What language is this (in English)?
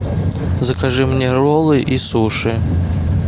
Russian